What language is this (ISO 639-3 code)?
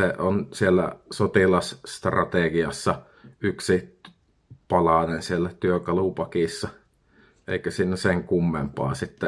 fin